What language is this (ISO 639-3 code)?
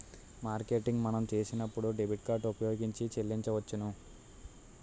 tel